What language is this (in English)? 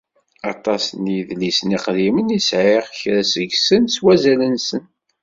Kabyle